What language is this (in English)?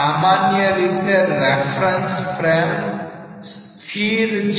Gujarati